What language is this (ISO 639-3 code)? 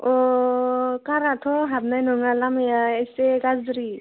brx